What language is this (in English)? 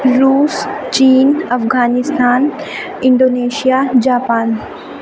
Urdu